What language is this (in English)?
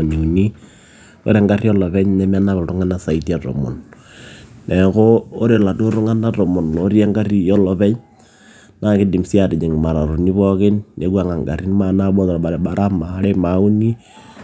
Masai